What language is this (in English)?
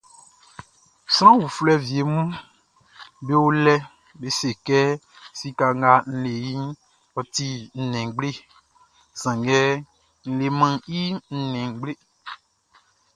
Baoulé